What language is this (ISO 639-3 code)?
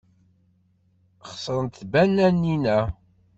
kab